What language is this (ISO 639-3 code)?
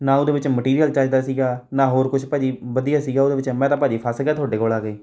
pan